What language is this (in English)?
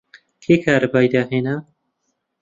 Central Kurdish